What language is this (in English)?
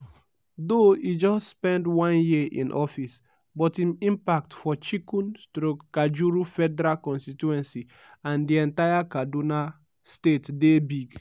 Nigerian Pidgin